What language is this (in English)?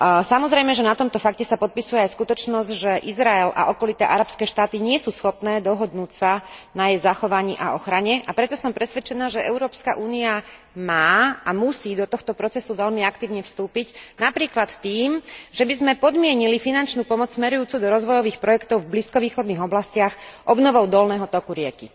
Slovak